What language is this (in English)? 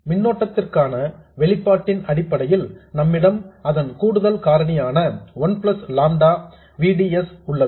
Tamil